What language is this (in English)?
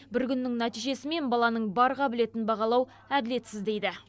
Kazakh